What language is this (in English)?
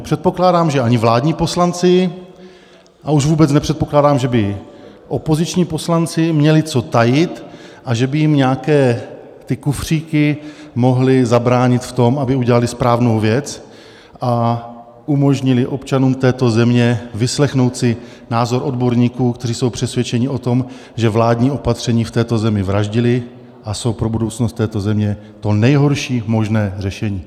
Czech